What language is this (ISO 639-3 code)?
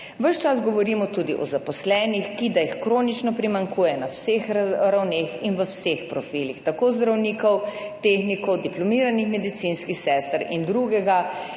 slv